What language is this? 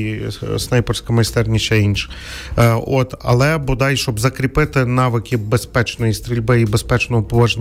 Ukrainian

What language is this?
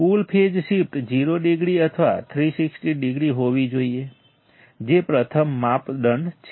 Gujarati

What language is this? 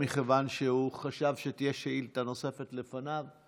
Hebrew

